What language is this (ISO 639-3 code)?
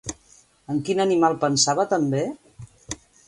cat